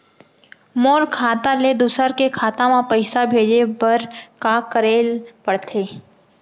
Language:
Chhattisgarhi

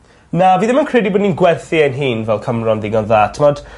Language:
Welsh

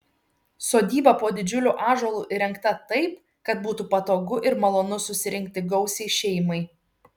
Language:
Lithuanian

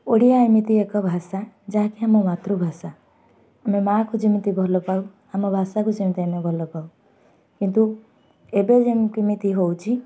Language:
Odia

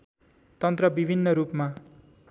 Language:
Nepali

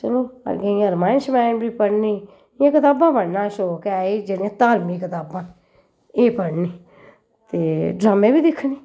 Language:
Dogri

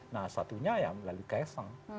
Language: Indonesian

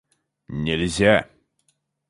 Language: Russian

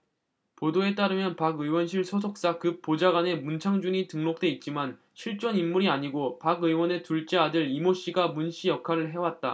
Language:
Korean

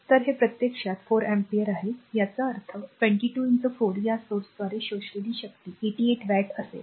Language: Marathi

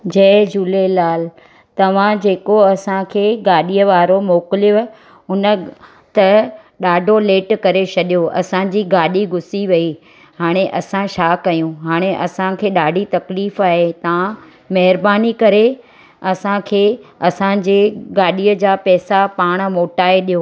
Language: Sindhi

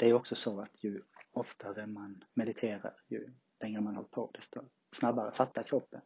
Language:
Swedish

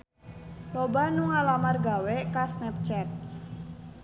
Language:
Sundanese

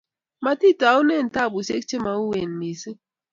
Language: Kalenjin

